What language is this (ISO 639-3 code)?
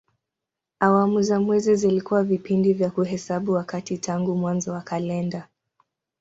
swa